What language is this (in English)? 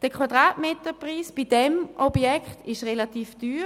Swiss German